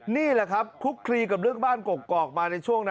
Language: Thai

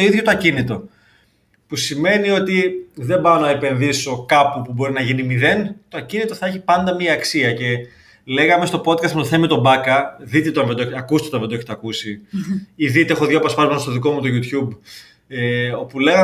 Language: Greek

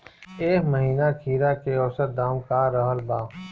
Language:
Bhojpuri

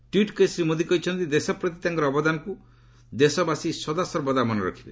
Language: Odia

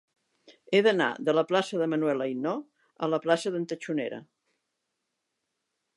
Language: Catalan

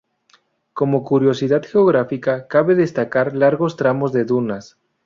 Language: Spanish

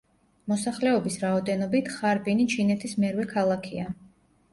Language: Georgian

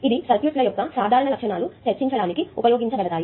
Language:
Telugu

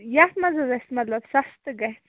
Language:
Kashmiri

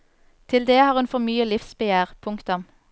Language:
Norwegian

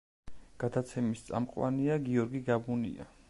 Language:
Georgian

